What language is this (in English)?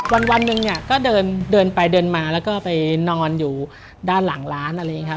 Thai